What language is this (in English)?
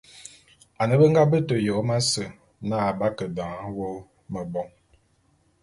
Bulu